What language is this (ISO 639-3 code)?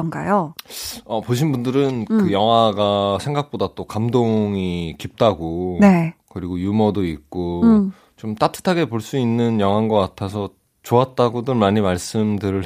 kor